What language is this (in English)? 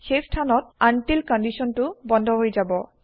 Assamese